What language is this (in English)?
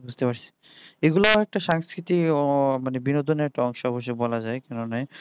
Bangla